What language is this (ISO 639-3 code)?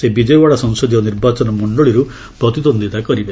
ori